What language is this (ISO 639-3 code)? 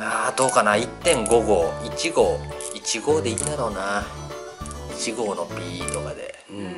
jpn